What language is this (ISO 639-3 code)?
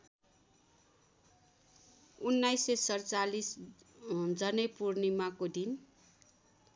nep